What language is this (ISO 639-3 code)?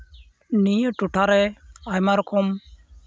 sat